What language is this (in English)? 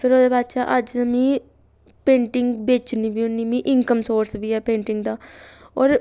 Dogri